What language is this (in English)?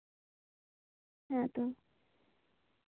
Santali